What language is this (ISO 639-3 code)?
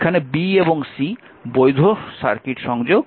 ben